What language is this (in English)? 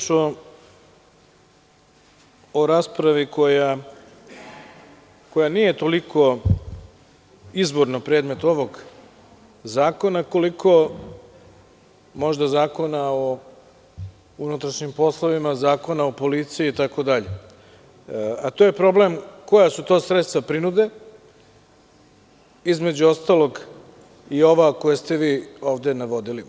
Serbian